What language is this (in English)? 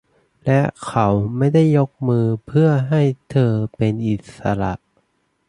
Thai